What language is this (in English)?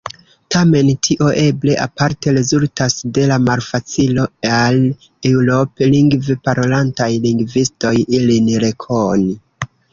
Esperanto